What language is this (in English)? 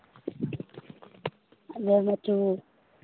Manipuri